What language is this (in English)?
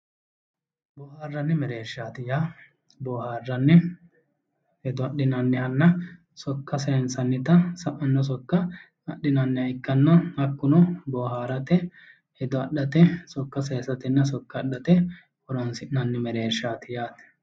Sidamo